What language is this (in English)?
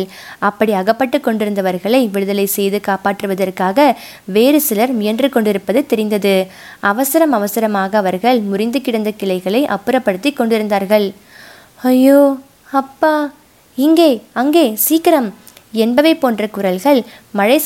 Tamil